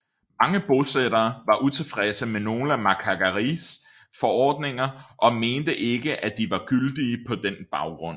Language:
Danish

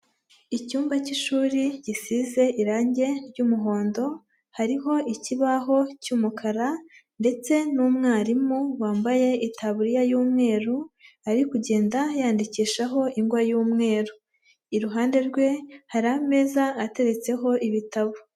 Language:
Kinyarwanda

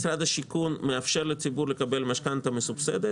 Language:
Hebrew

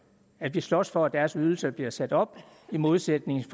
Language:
Danish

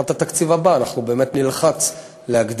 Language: Hebrew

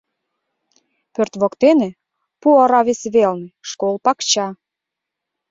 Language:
Mari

